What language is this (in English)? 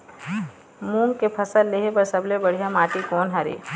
Chhattisgarhi